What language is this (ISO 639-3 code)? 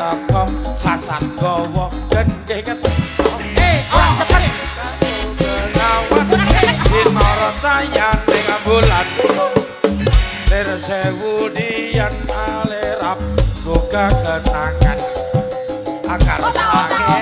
tha